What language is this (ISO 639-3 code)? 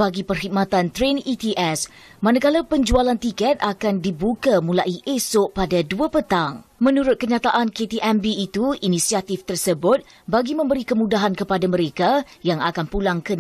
msa